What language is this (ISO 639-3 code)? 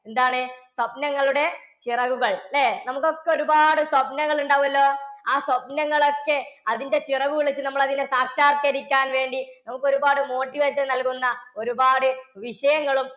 mal